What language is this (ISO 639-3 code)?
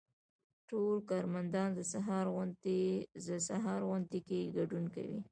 pus